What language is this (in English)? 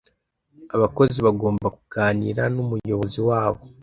Kinyarwanda